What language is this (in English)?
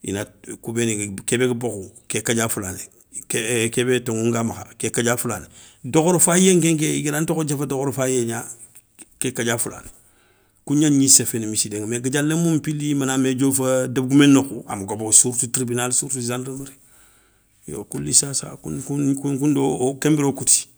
Soninke